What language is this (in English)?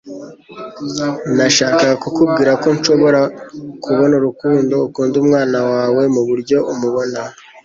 Kinyarwanda